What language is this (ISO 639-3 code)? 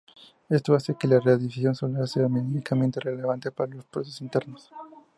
spa